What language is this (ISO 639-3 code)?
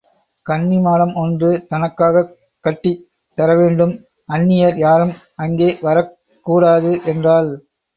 tam